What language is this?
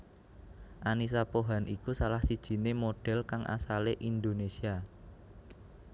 Javanese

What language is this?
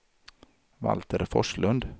Swedish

